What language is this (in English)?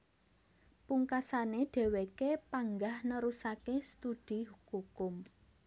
Javanese